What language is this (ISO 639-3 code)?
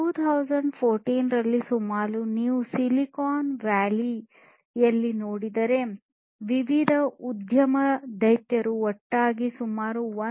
kan